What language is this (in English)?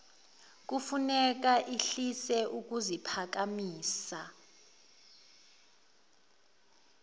Zulu